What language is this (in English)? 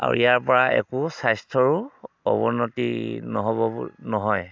Assamese